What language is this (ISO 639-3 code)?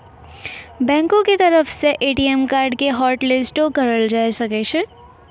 mai